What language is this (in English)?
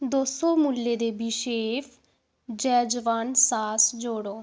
Dogri